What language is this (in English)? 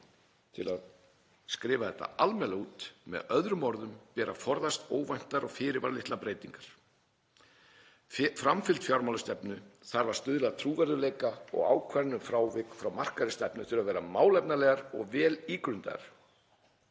Icelandic